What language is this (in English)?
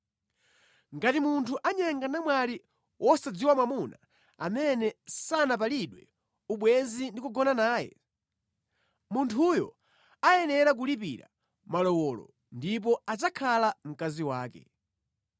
Nyanja